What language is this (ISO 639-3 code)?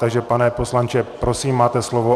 ces